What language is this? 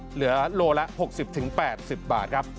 Thai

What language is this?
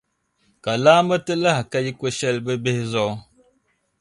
Dagbani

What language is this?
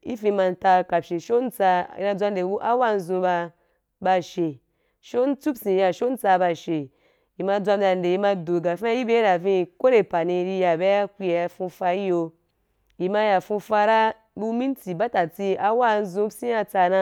Wapan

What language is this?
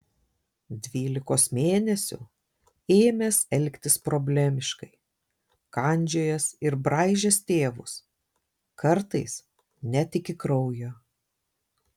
Lithuanian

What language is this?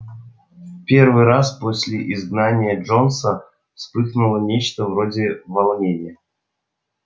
Russian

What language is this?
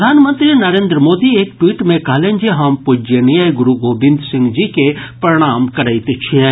Maithili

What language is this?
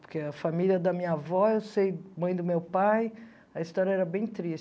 Portuguese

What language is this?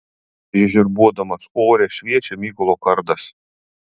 Lithuanian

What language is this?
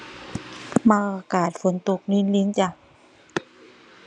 Thai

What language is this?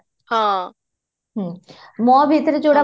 Odia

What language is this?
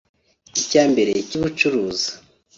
Kinyarwanda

